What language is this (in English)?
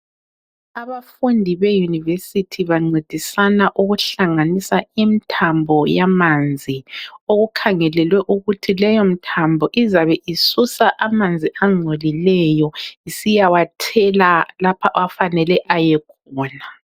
North Ndebele